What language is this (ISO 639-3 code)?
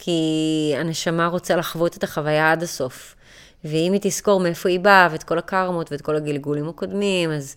heb